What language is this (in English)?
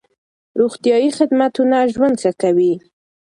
Pashto